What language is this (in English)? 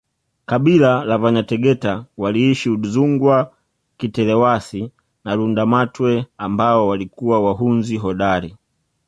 Swahili